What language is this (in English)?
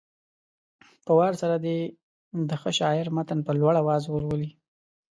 Pashto